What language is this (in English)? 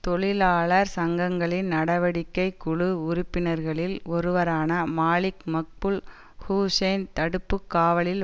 Tamil